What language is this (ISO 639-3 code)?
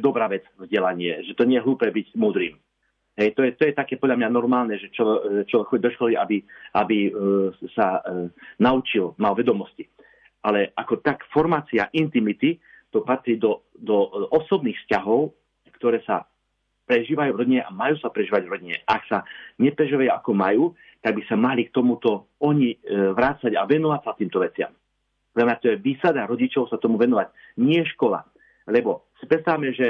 slk